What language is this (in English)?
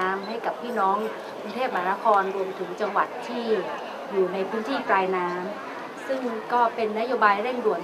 Thai